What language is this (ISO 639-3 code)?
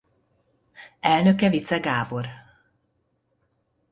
hun